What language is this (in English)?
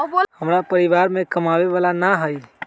Magahi